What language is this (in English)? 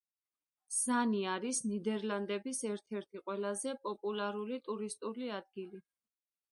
Georgian